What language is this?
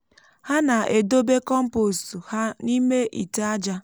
Igbo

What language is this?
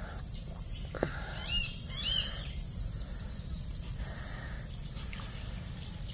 Spanish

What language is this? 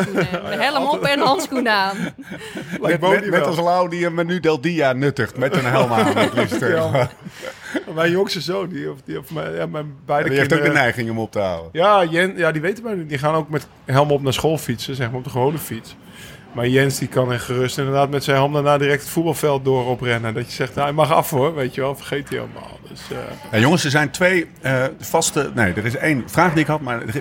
Dutch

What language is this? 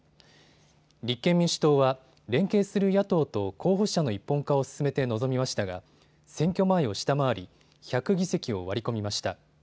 Japanese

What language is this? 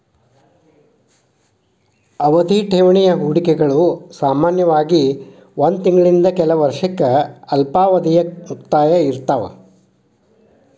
Kannada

